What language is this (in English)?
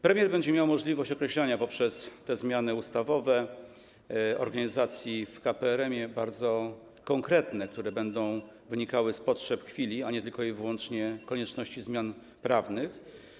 Polish